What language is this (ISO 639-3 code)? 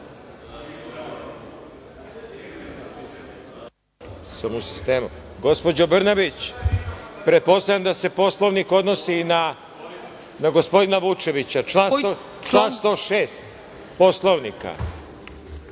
srp